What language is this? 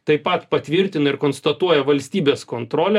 Lithuanian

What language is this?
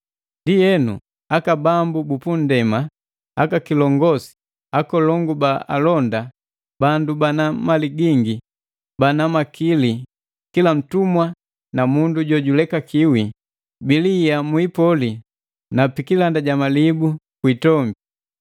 Matengo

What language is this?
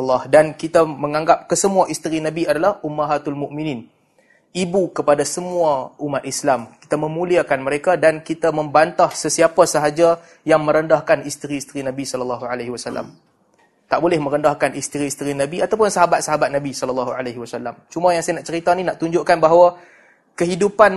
Malay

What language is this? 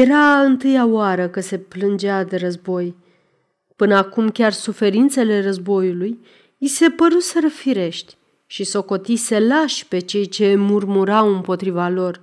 Romanian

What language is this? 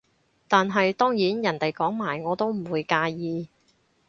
Cantonese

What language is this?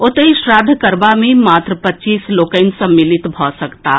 Maithili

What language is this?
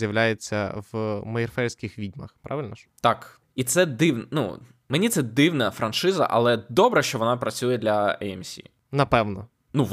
Ukrainian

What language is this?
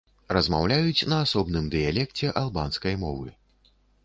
Belarusian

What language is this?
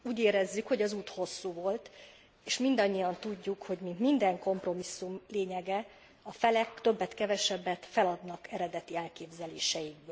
Hungarian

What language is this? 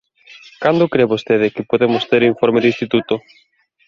Galician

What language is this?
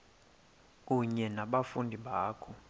Xhosa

